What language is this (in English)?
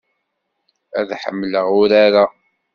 Kabyle